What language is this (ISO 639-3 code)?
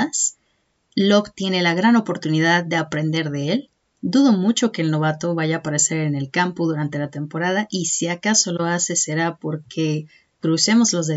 spa